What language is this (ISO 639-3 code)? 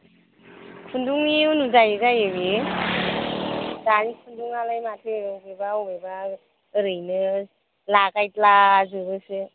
brx